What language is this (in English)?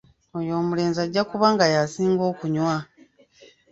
Ganda